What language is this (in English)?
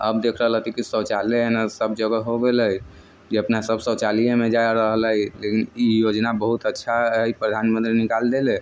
Maithili